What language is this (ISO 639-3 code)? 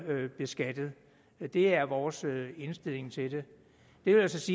dan